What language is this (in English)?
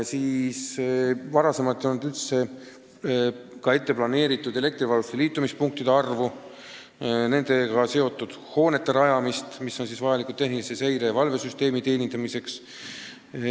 Estonian